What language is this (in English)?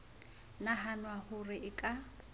Southern Sotho